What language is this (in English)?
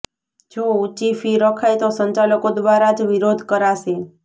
Gujarati